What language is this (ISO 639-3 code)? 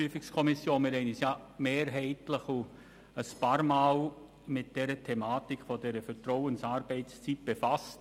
gsw